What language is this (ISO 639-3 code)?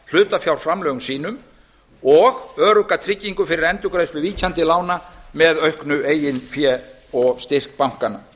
isl